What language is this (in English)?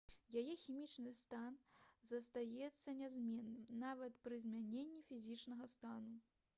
Belarusian